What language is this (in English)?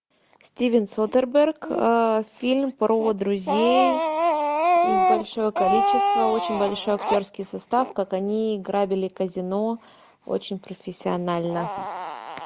Russian